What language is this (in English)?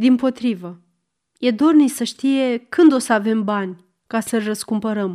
Romanian